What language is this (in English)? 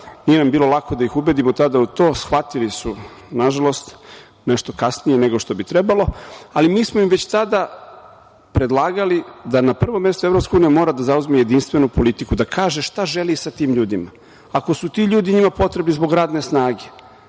Serbian